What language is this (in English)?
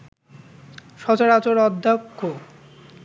Bangla